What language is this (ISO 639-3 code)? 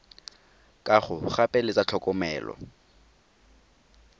tsn